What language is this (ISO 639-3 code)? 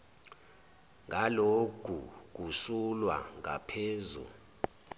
zul